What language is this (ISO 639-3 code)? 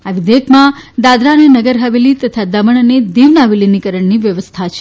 guj